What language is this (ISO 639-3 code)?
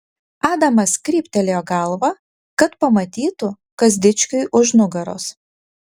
lit